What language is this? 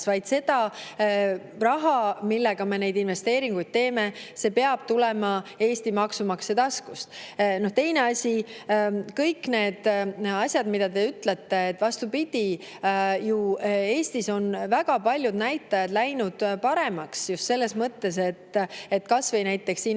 Estonian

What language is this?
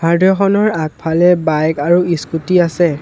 Assamese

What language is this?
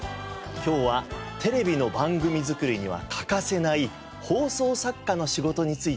Japanese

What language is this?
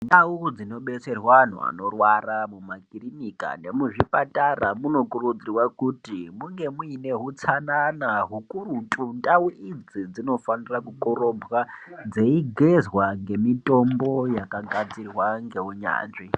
Ndau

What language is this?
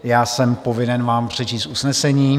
Czech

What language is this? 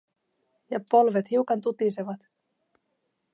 Finnish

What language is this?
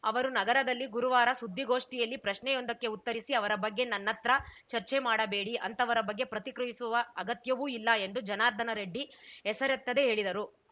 Kannada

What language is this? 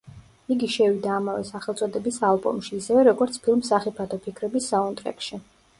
Georgian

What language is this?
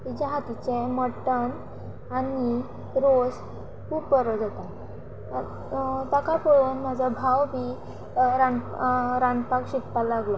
Konkani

